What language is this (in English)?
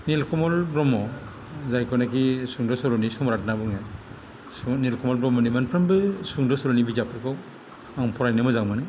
Bodo